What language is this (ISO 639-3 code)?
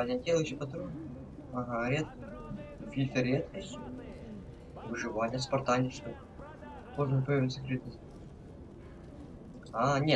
rus